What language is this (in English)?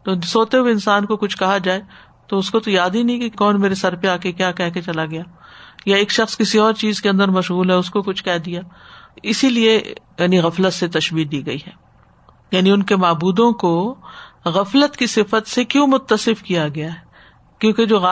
Urdu